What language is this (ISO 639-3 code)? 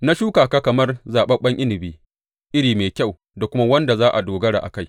hau